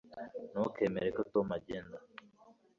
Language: Kinyarwanda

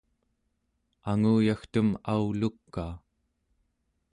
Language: Central Yupik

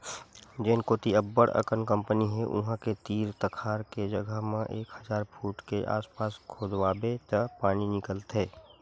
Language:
Chhattisgarhi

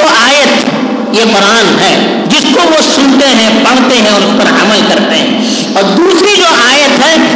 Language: Urdu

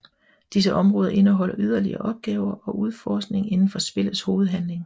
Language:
Danish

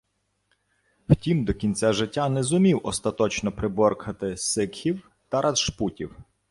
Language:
Ukrainian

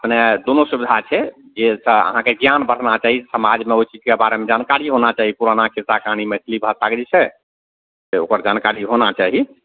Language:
Maithili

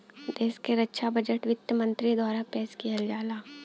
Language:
Bhojpuri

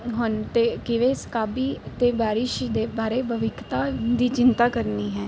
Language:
Punjabi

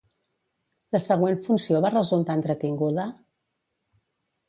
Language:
Catalan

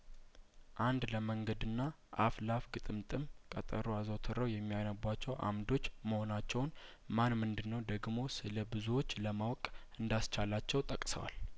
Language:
Amharic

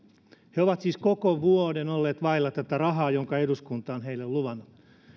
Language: Finnish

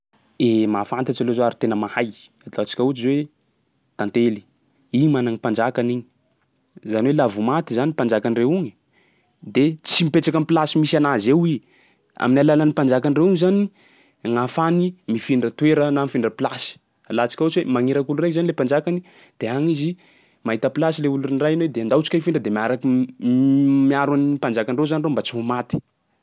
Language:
Sakalava Malagasy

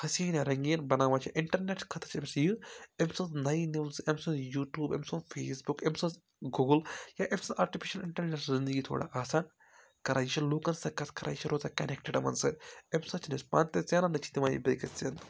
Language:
Kashmiri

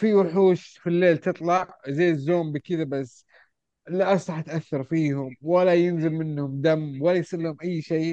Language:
Arabic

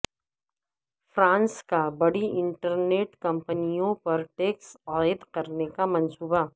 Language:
Urdu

